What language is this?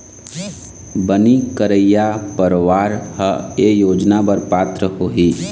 Chhattisgarhi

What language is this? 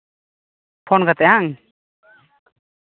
Santali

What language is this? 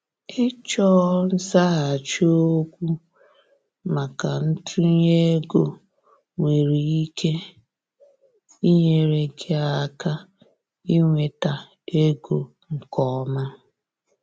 Igbo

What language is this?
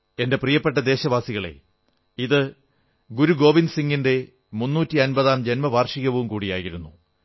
Malayalam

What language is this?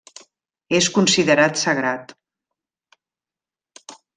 Catalan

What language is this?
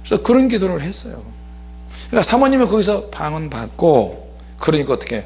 Korean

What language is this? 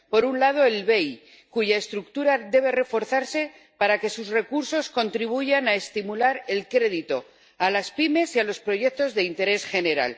Spanish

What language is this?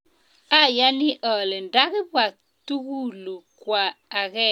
Kalenjin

